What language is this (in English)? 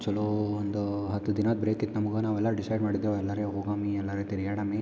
Kannada